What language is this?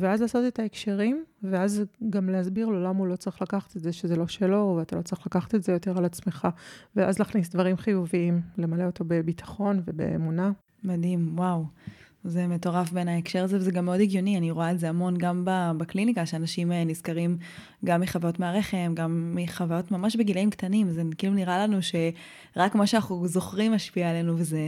Hebrew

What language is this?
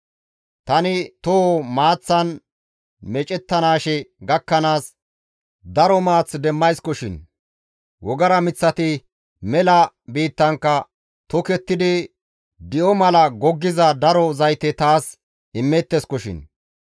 Gamo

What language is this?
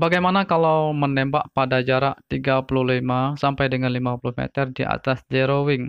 Indonesian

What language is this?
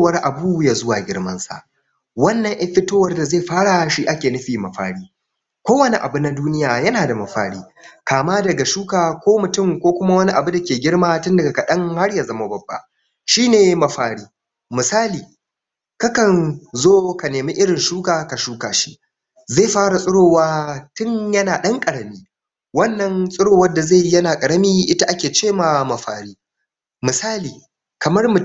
Hausa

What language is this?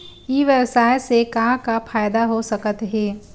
Chhattisgarhi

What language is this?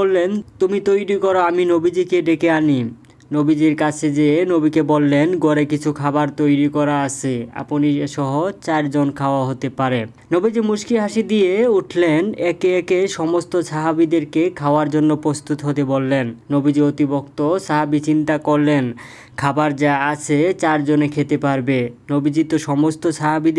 Turkish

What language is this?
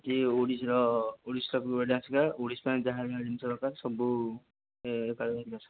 Odia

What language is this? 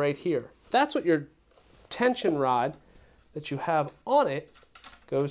English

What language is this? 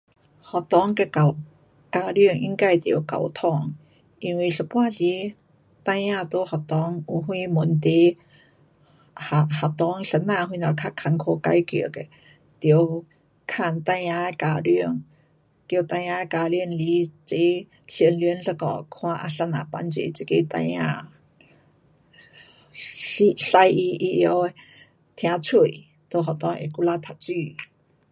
Pu-Xian Chinese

